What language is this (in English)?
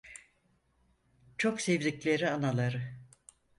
Turkish